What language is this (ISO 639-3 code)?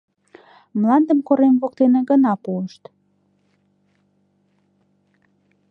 chm